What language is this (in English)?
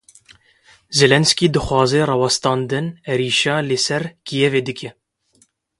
Kurdish